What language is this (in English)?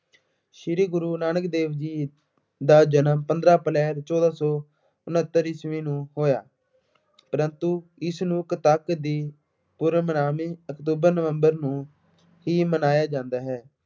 Punjabi